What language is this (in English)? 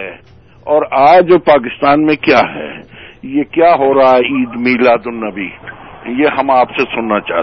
Urdu